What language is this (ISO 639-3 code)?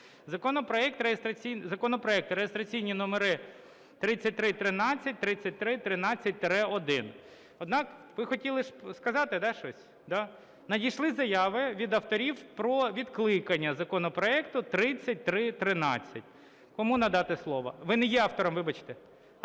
ukr